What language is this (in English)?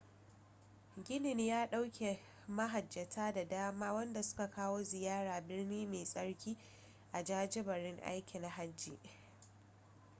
Hausa